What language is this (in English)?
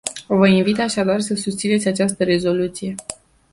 Romanian